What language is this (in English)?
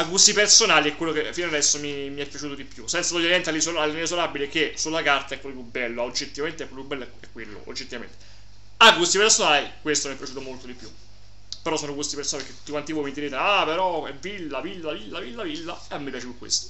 Italian